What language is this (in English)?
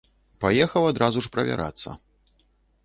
Belarusian